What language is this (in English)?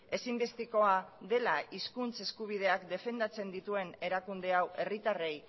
Basque